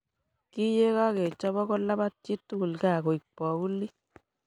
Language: Kalenjin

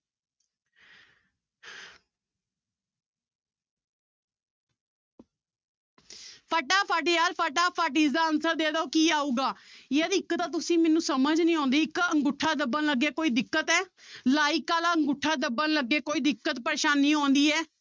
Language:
Punjabi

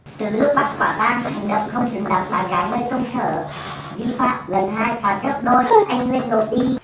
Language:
Vietnamese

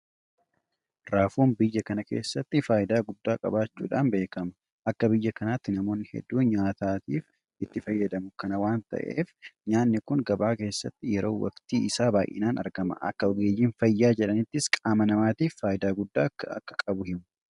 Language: Oromo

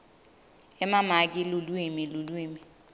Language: Swati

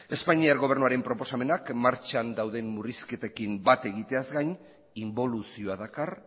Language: Basque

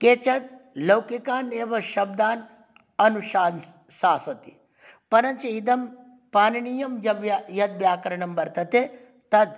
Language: Sanskrit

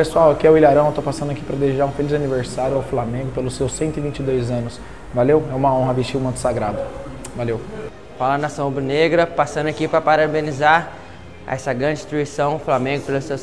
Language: Portuguese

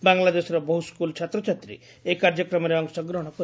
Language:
Odia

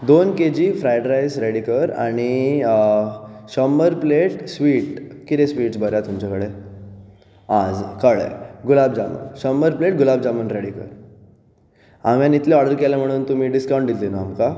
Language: Konkani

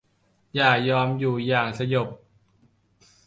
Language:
Thai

